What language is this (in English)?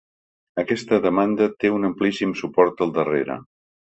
Catalan